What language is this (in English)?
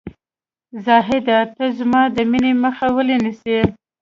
Pashto